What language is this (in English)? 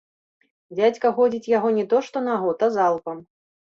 Belarusian